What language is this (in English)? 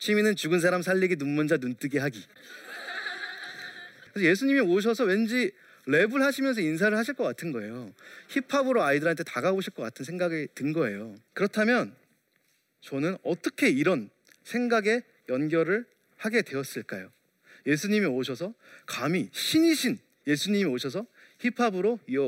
Korean